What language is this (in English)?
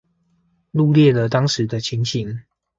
Chinese